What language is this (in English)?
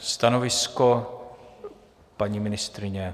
Czech